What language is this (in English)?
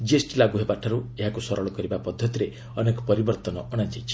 Odia